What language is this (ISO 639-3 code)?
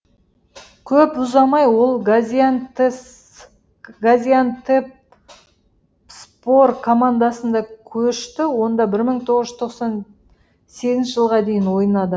kaz